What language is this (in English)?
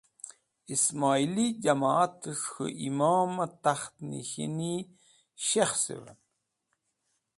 Wakhi